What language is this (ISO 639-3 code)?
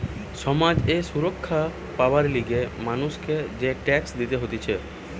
ben